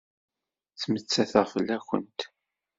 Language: Kabyle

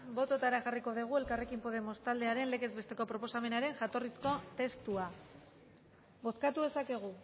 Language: Basque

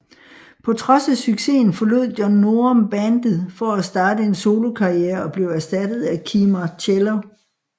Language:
Danish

